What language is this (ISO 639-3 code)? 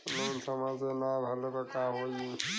bho